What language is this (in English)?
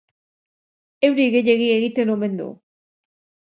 Basque